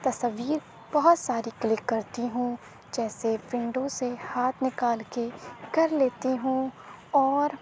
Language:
Urdu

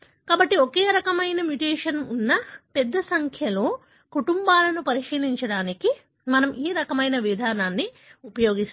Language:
Telugu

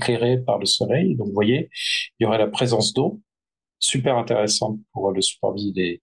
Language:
French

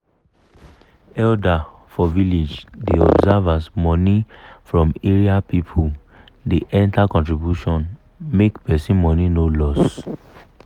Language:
Nigerian Pidgin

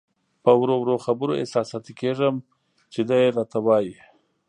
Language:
Pashto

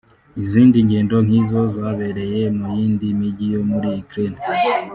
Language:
Kinyarwanda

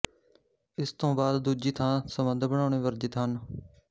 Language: Punjabi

